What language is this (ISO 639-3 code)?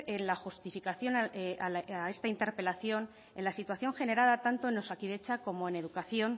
spa